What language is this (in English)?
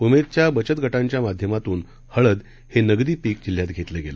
Marathi